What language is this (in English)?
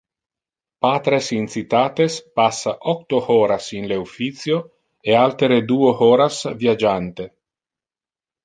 Interlingua